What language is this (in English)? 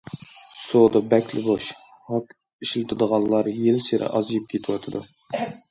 Uyghur